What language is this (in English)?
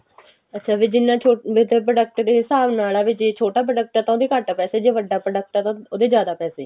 Punjabi